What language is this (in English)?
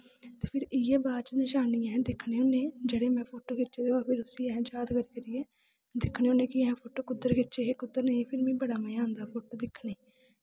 Dogri